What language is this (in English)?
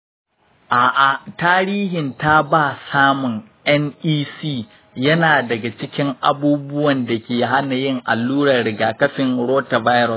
Hausa